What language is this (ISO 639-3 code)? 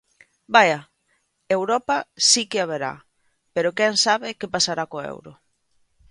glg